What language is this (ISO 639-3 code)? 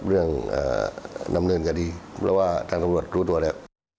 tha